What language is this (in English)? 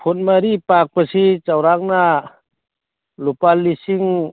Manipuri